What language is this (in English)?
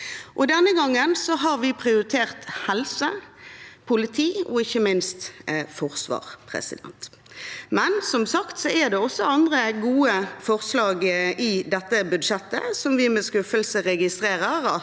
Norwegian